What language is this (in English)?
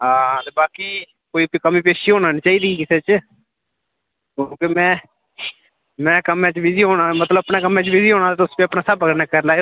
Dogri